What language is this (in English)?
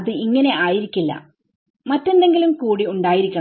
Malayalam